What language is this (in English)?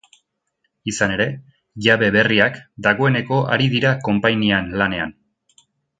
Basque